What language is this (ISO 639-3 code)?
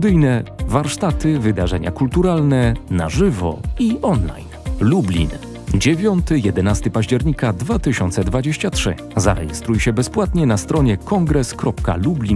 pol